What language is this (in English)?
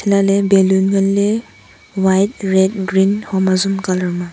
Wancho Naga